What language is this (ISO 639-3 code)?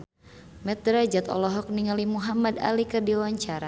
sun